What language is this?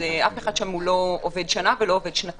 Hebrew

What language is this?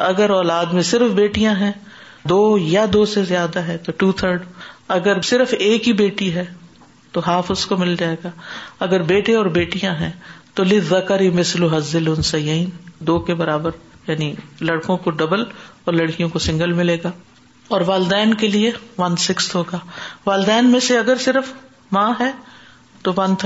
Urdu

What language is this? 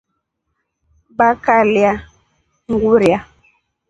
Rombo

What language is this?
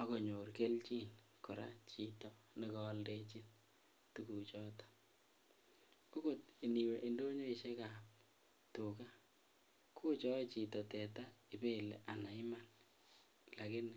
Kalenjin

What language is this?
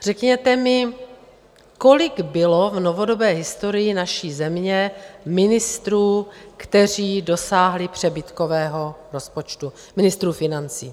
Czech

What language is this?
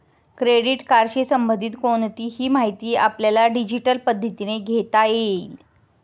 Marathi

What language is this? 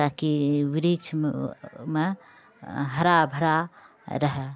Maithili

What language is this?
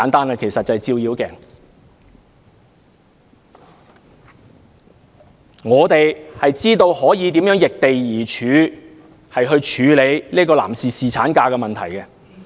Cantonese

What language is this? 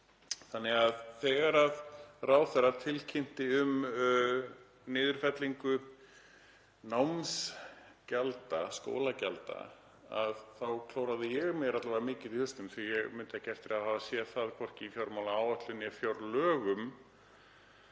Icelandic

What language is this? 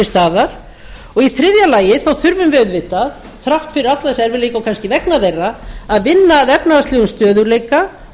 Icelandic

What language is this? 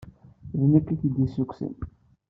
Kabyle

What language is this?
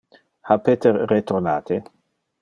Interlingua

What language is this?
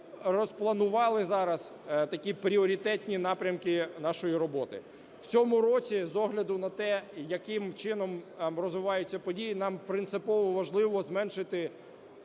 Ukrainian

